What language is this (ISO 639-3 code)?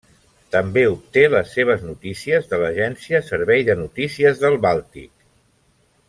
cat